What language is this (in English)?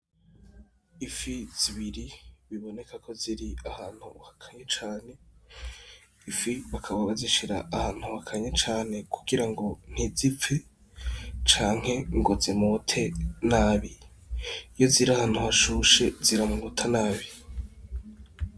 Rundi